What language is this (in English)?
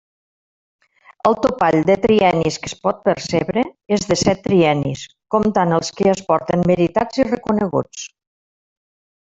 Catalan